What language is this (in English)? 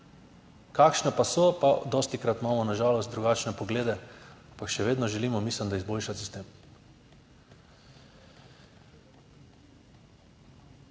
Slovenian